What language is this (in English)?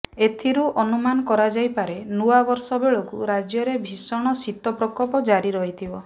Odia